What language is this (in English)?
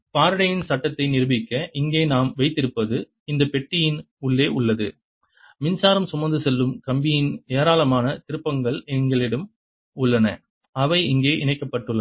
Tamil